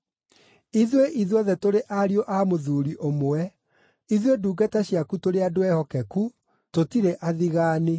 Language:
Kikuyu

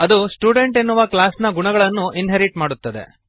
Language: Kannada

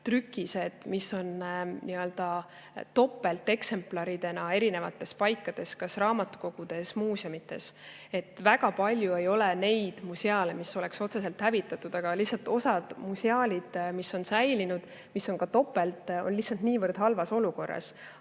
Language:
Estonian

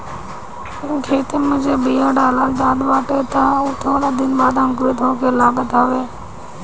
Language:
Bhojpuri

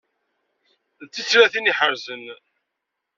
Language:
Kabyle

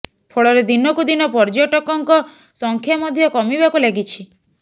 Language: Odia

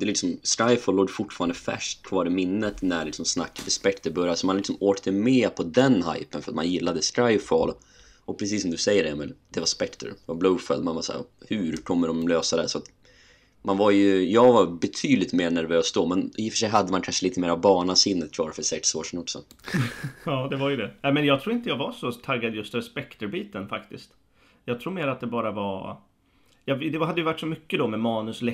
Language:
Swedish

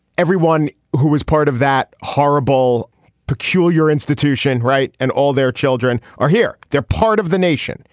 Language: English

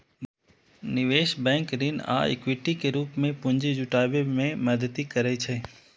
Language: Maithili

